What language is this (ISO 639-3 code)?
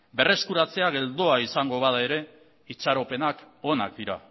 eus